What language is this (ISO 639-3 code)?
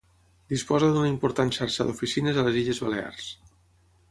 cat